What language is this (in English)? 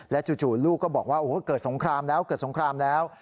Thai